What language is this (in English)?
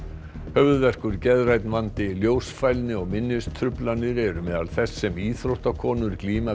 Icelandic